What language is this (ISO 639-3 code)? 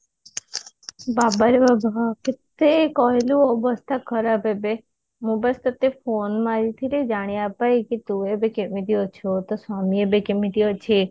ori